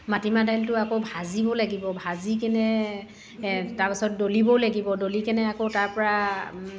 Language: Assamese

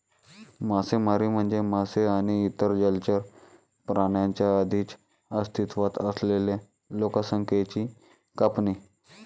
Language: Marathi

